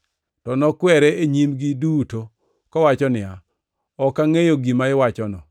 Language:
Luo (Kenya and Tanzania)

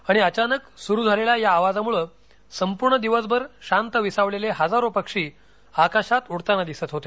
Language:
Marathi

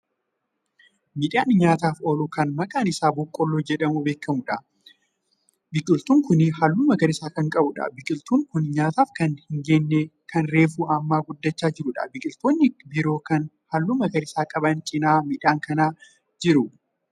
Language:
Oromo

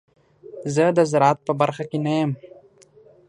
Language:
Pashto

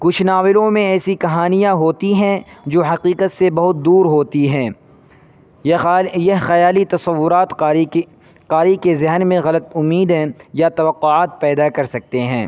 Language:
Urdu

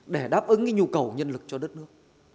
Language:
Vietnamese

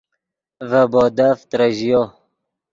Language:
Yidgha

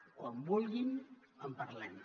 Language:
Catalan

